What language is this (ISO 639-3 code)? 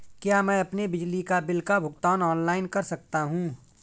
hin